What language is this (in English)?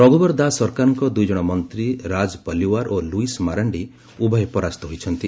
Odia